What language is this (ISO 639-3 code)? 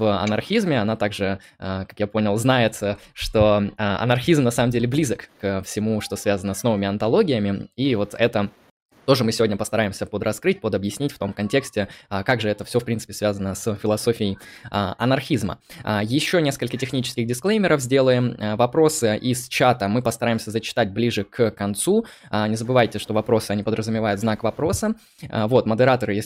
rus